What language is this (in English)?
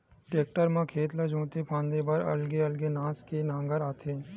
Chhattisgarhi